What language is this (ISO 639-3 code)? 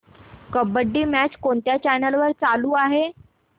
mar